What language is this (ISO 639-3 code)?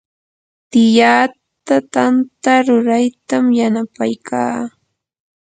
qur